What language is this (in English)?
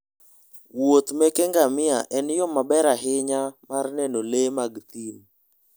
Luo (Kenya and Tanzania)